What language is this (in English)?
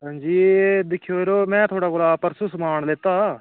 Dogri